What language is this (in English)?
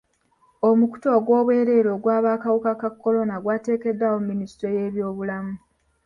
Ganda